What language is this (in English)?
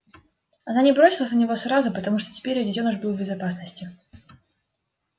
Russian